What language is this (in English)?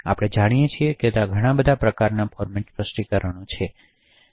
Gujarati